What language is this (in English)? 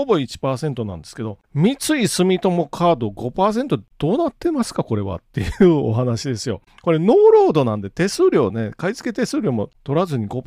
Japanese